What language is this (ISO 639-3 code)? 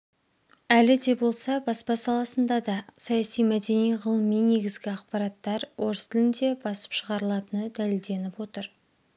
kaz